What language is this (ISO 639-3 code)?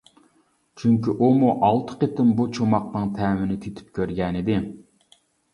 uig